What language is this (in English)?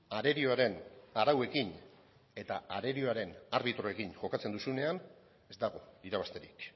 Basque